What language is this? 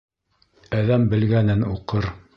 Bashkir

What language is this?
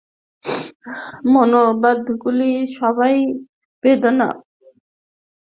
Bangla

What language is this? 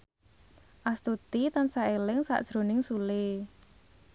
Javanese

